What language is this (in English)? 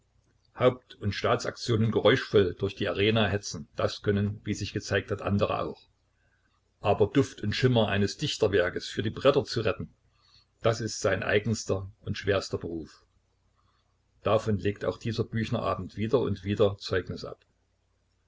German